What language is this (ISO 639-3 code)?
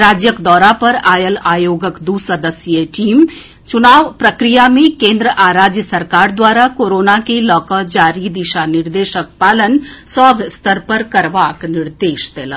mai